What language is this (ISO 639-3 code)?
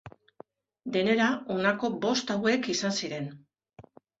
eus